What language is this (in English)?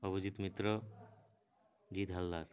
Odia